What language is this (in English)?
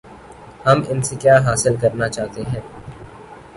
Urdu